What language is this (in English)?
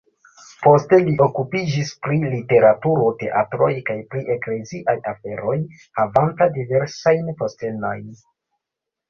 Esperanto